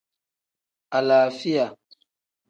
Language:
Tem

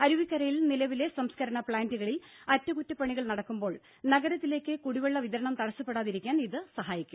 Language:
Malayalam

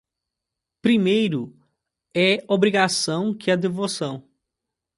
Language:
Portuguese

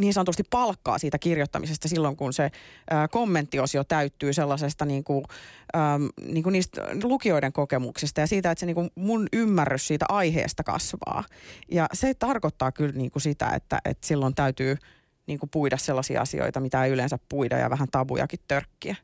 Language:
Finnish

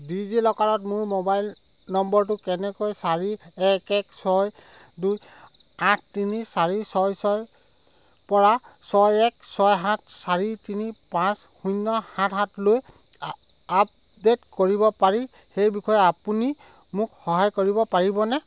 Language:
Assamese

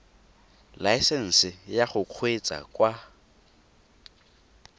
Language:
Tswana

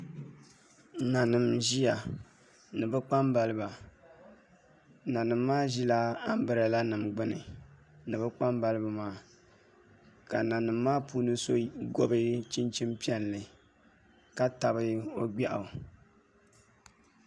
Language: Dagbani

